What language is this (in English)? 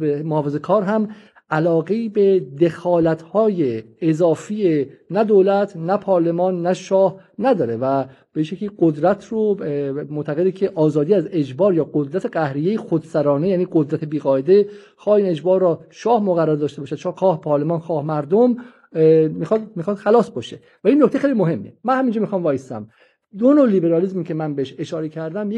Persian